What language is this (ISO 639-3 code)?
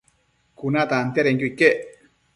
mcf